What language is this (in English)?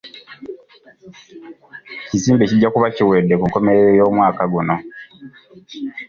Ganda